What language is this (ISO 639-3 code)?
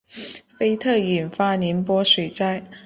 zho